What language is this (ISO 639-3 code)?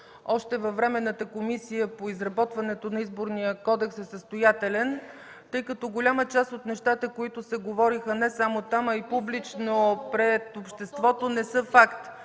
bul